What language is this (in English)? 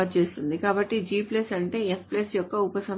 Telugu